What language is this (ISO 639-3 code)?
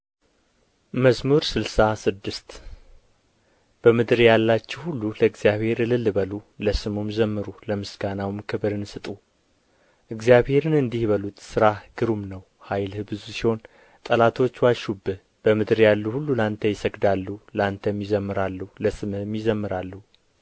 amh